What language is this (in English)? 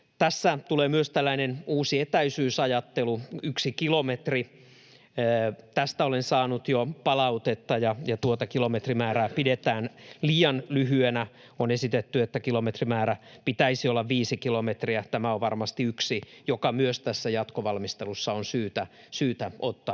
Finnish